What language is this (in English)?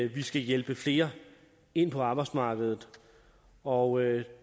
Danish